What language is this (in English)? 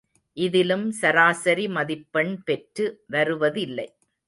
Tamil